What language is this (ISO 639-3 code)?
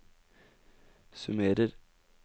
nor